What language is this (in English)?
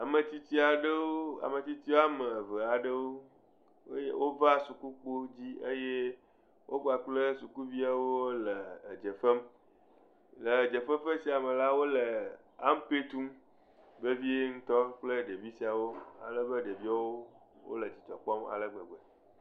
Ewe